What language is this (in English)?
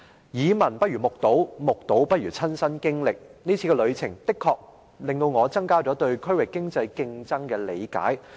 Cantonese